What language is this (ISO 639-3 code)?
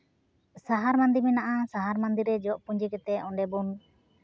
sat